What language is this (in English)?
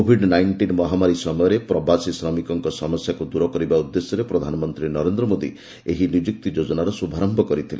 Odia